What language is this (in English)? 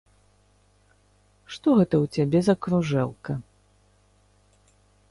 Belarusian